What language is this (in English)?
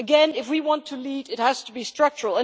English